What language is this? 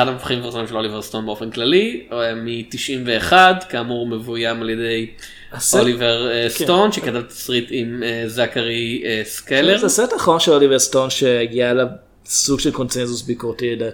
Hebrew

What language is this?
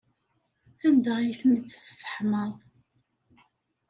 Kabyle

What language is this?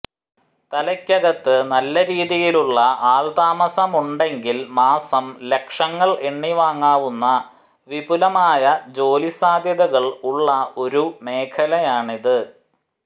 Malayalam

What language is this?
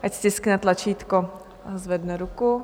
Czech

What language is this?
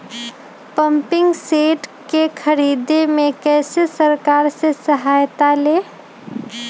Magahi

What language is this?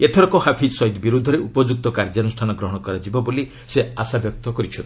Odia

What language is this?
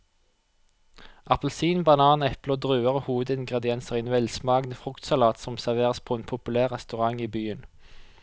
Norwegian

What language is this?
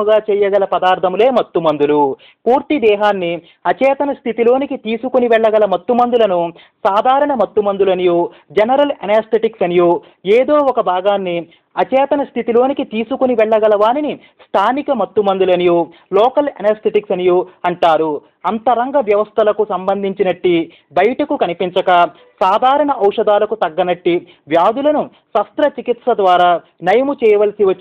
Telugu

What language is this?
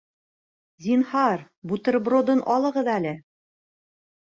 Bashkir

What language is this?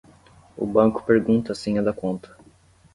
Portuguese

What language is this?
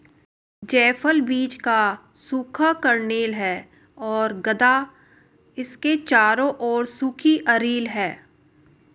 Hindi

